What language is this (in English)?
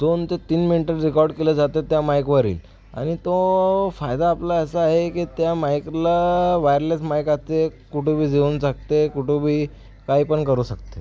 Marathi